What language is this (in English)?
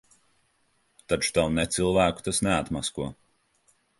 Latvian